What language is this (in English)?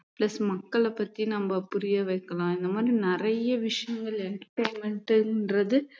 Tamil